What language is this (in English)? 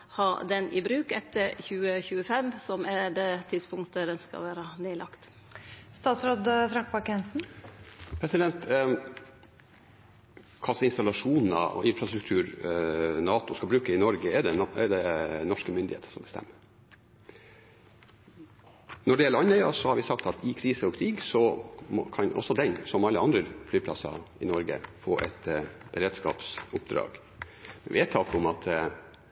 Norwegian